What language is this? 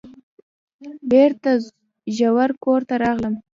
Pashto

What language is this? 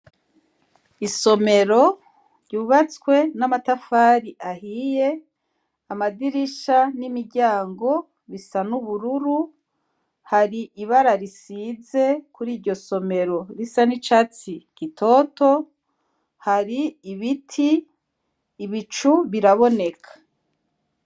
Rundi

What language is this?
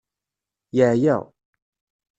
Kabyle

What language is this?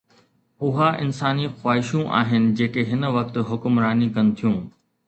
Sindhi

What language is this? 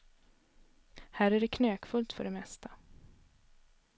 Swedish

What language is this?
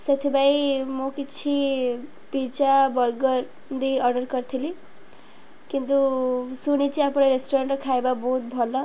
Odia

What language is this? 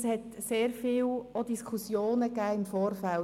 Swiss German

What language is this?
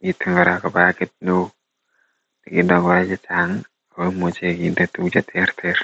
Kalenjin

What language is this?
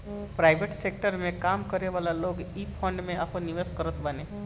Bhojpuri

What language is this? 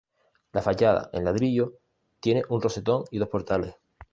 Spanish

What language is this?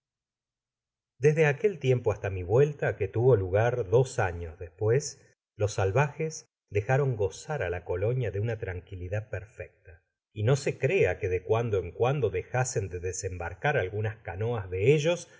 Spanish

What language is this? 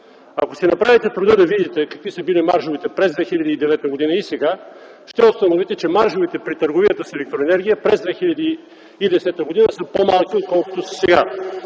Bulgarian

